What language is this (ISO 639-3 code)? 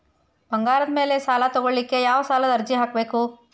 kan